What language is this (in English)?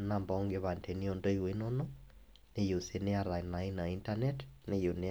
Masai